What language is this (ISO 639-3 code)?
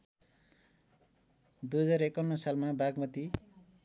nep